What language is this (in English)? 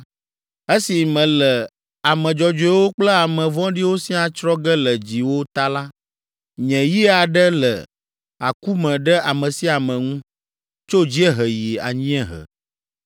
Ewe